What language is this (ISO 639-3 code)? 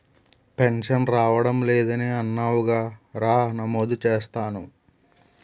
tel